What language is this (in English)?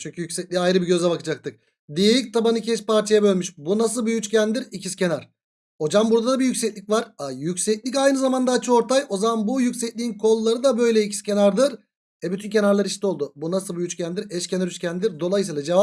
Turkish